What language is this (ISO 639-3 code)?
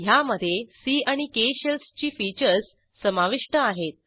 mar